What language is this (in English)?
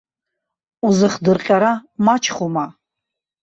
Abkhazian